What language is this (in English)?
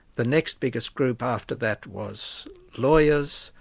English